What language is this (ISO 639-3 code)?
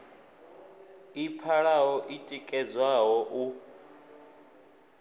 ven